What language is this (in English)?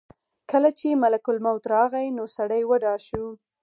Pashto